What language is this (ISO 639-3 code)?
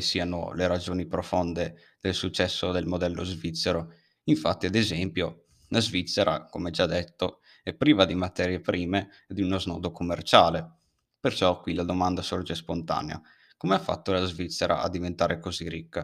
ita